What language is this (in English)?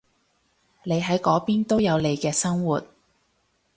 Cantonese